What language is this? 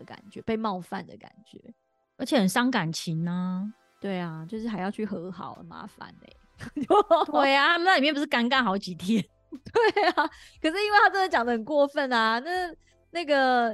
Chinese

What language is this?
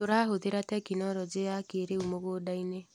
Kikuyu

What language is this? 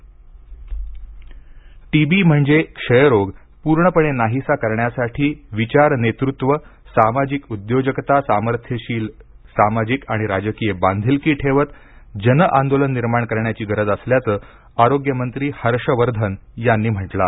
Marathi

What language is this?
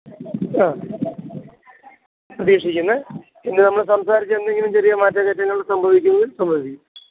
Malayalam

